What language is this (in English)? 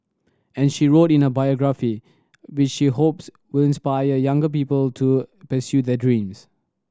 English